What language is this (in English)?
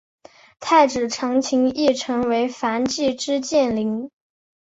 Chinese